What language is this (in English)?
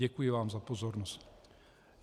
Czech